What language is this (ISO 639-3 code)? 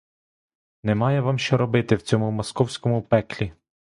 ukr